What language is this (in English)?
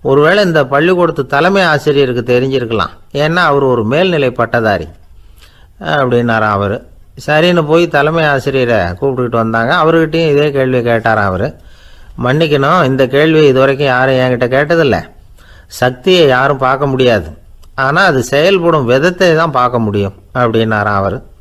Thai